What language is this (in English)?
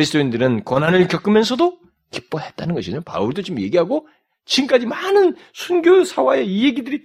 Korean